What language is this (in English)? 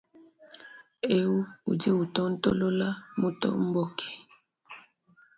Luba-Lulua